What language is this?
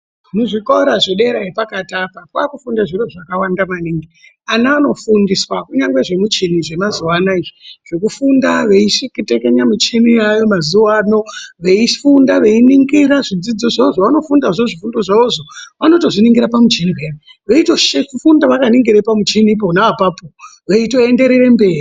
Ndau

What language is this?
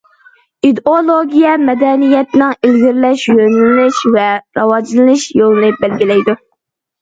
Uyghur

